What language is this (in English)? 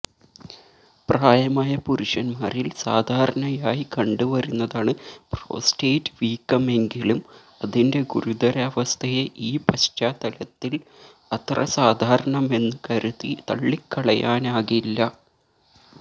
Malayalam